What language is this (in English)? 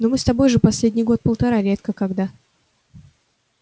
Russian